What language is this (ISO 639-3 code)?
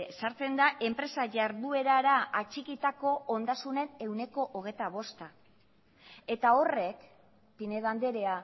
eus